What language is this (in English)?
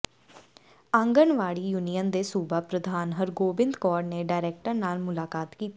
Punjabi